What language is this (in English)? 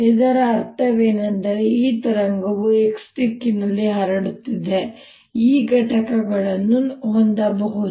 Kannada